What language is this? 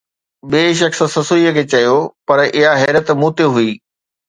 Sindhi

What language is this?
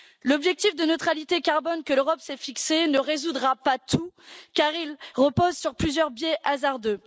French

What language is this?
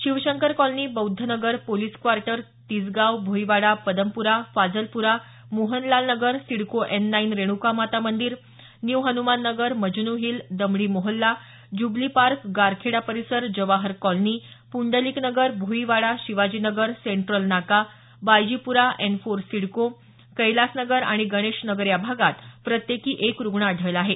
Marathi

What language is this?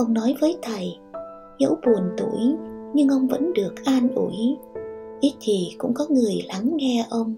Vietnamese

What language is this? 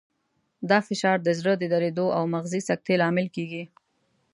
Pashto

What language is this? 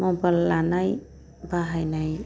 Bodo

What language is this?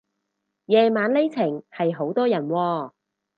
Cantonese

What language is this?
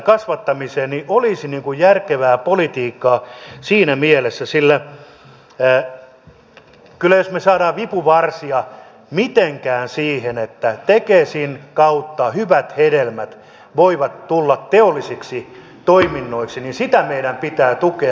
Finnish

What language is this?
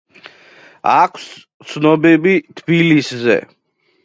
Georgian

